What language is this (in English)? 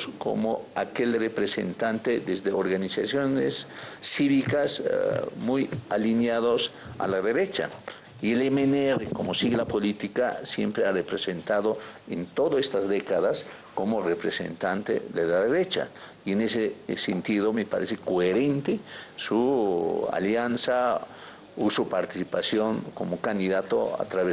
Spanish